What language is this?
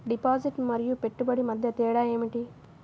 Telugu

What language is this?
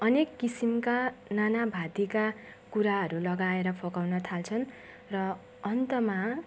Nepali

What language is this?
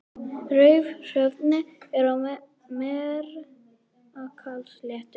Icelandic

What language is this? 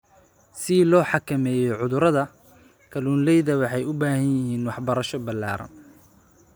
Somali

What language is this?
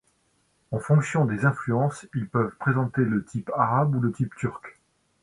French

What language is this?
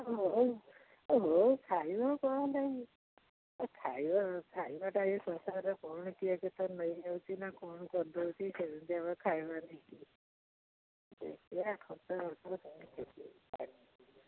Odia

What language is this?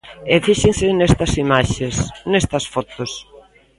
Galician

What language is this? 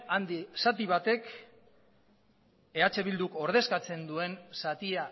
Basque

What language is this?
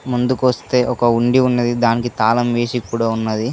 Telugu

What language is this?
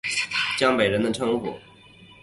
Chinese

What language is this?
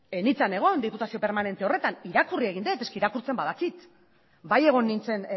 Basque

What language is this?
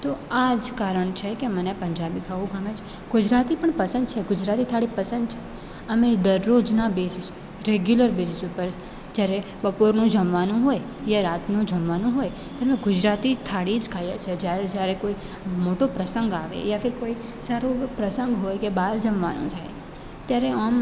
Gujarati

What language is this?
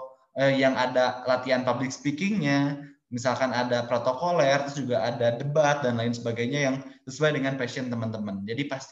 Indonesian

